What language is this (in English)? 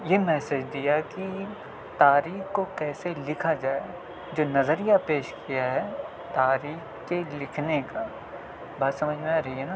Urdu